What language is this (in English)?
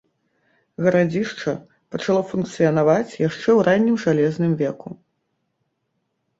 Belarusian